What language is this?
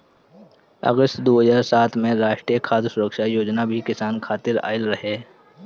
Bhojpuri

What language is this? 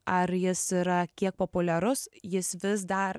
Lithuanian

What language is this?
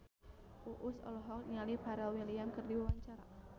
Sundanese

